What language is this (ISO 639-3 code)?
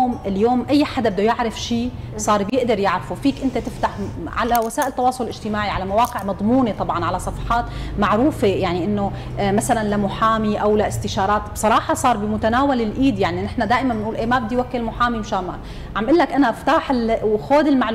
ara